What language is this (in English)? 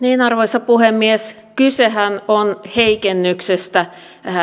Finnish